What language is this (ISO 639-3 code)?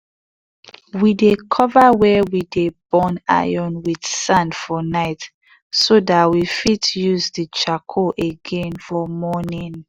pcm